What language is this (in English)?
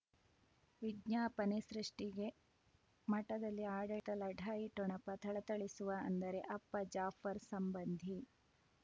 Kannada